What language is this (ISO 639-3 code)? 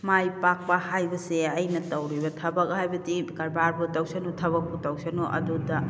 mni